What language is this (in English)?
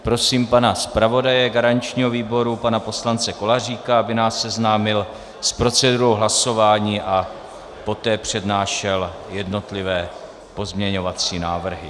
Czech